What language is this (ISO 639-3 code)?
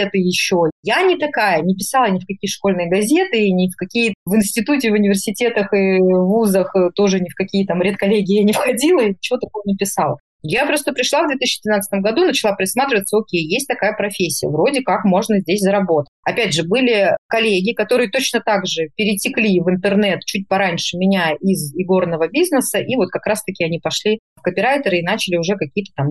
rus